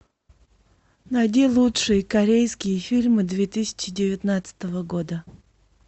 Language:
Russian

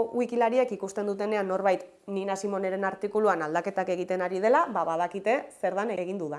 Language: Basque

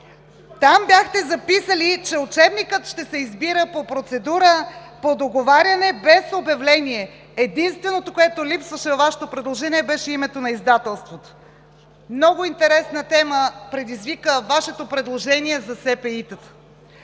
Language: Bulgarian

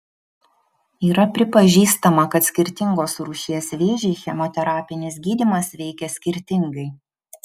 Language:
Lithuanian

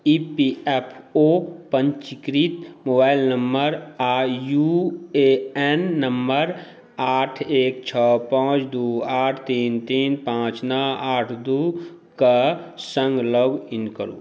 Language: Maithili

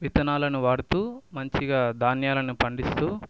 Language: Telugu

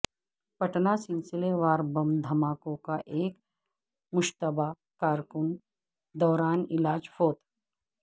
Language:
Urdu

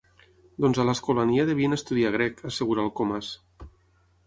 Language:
Catalan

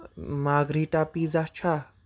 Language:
Kashmiri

